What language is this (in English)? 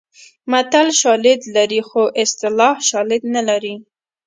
Pashto